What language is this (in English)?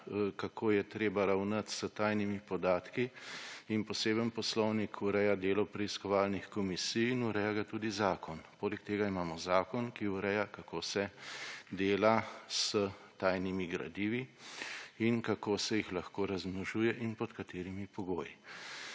Slovenian